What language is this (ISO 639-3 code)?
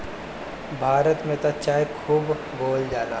bho